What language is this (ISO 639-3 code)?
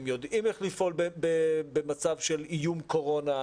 heb